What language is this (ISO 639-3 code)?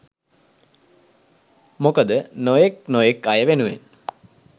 sin